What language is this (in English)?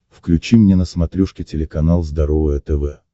Russian